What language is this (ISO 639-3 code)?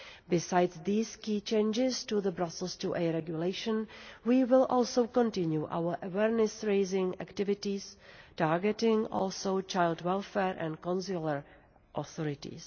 eng